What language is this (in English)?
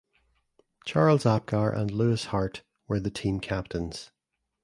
English